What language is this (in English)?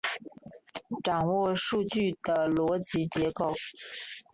Chinese